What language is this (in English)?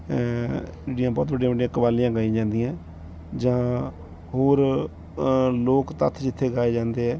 Punjabi